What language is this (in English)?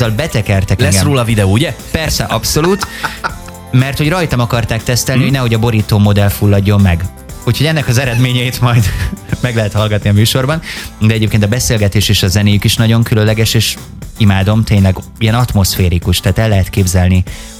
Hungarian